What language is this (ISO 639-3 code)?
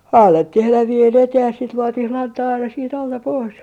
fin